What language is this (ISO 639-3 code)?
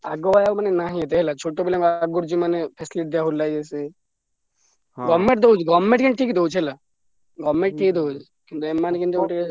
ori